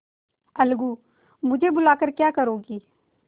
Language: Hindi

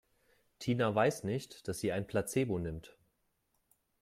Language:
German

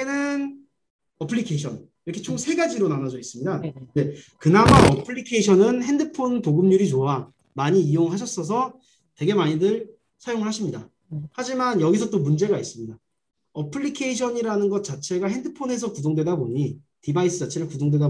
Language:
Korean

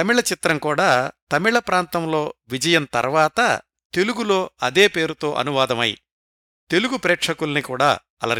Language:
Telugu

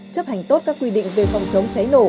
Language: Vietnamese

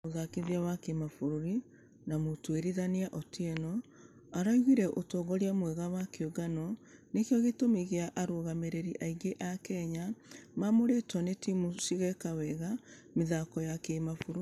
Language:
Kikuyu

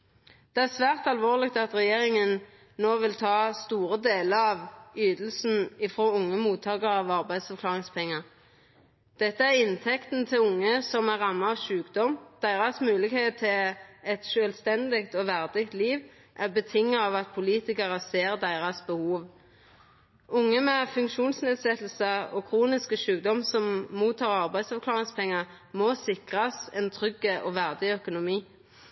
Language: Norwegian Nynorsk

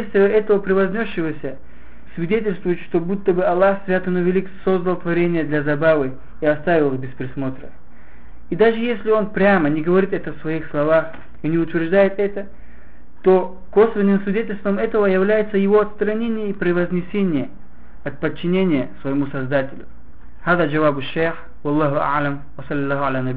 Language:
Russian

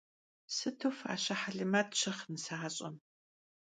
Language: Kabardian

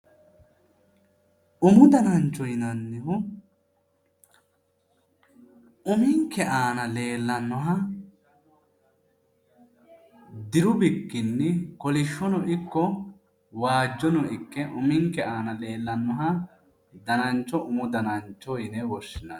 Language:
Sidamo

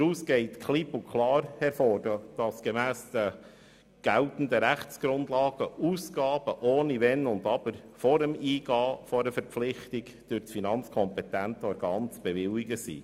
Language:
Swiss German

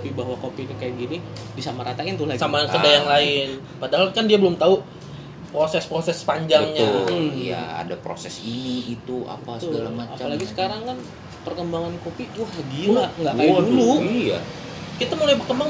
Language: Indonesian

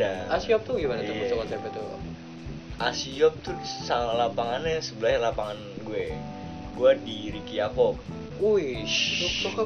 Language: Indonesian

